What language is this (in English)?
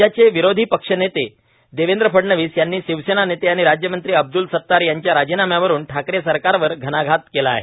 Marathi